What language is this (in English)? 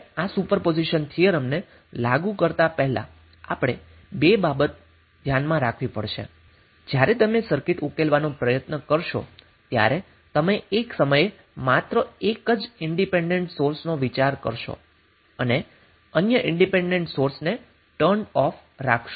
Gujarati